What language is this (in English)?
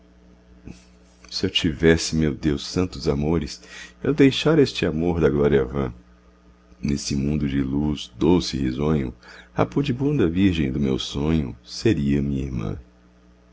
Portuguese